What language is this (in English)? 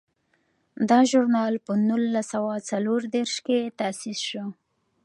Pashto